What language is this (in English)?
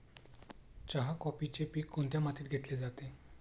Marathi